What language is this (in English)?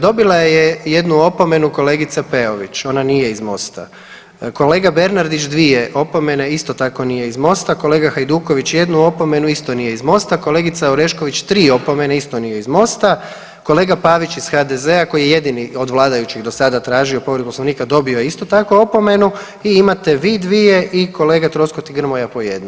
Croatian